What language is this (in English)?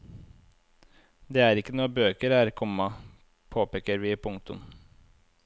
Norwegian